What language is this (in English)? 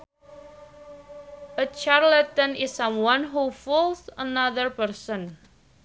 Sundanese